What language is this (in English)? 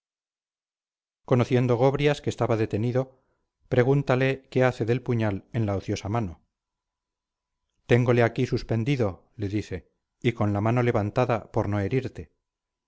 Spanish